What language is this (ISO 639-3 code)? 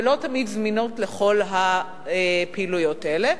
heb